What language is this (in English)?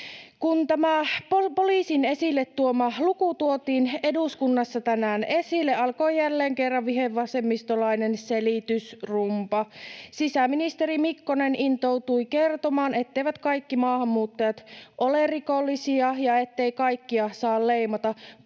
Finnish